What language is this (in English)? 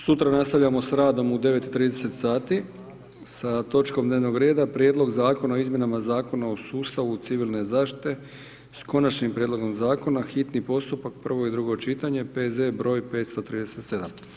Croatian